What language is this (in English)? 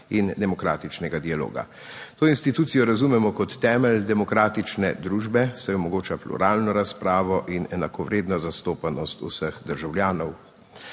Slovenian